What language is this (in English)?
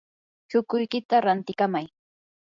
Yanahuanca Pasco Quechua